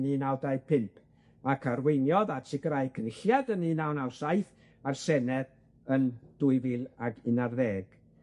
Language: Welsh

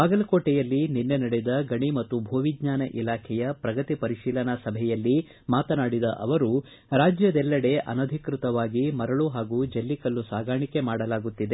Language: Kannada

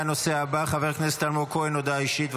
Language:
Hebrew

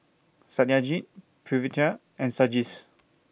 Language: English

